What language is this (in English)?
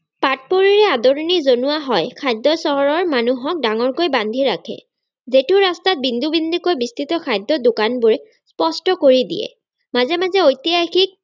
Assamese